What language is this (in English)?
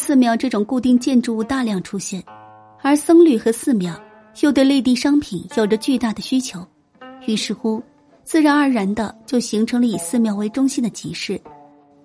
Chinese